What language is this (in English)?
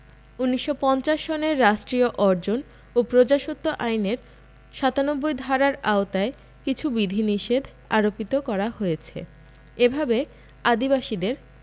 Bangla